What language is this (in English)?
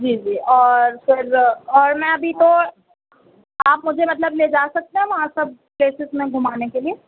Urdu